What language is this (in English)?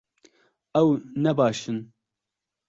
Kurdish